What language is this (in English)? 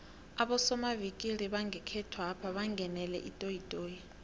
South Ndebele